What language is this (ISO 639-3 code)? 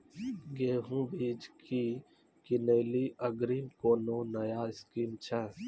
mai